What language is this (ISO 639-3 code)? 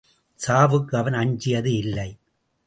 tam